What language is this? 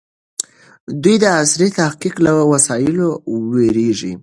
Pashto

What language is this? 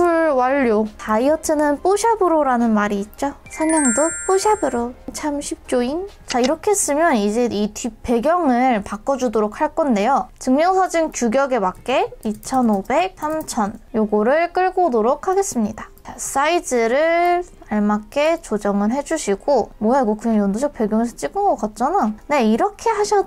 Korean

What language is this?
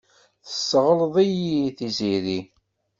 Kabyle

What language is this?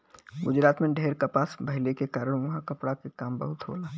Bhojpuri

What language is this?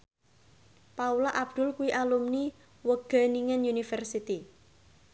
Javanese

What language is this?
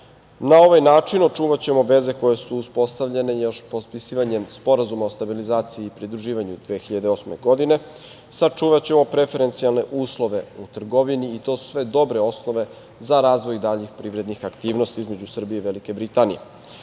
Serbian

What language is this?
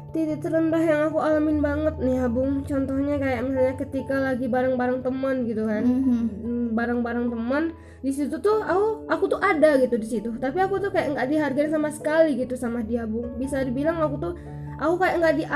Indonesian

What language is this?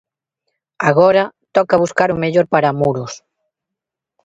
Galician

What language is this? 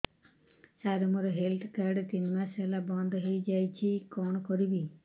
Odia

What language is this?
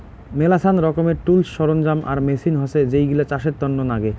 Bangla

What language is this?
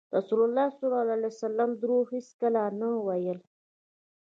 Pashto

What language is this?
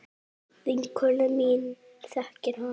Icelandic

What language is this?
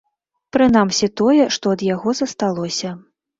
Belarusian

